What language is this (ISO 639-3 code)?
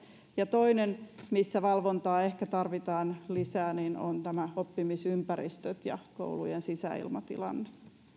fin